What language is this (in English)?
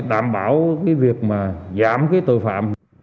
Vietnamese